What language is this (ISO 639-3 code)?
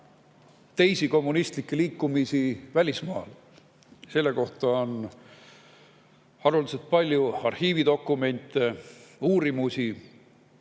est